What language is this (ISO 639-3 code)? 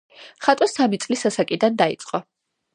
kat